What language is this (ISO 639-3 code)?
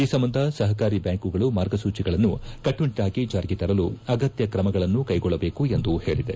kan